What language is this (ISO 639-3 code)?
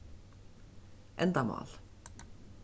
fao